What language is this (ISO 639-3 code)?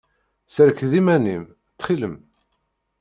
kab